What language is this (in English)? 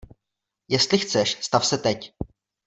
Czech